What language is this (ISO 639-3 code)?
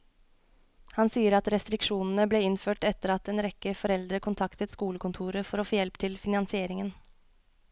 nor